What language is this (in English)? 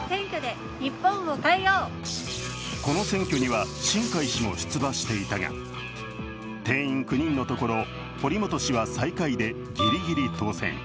Japanese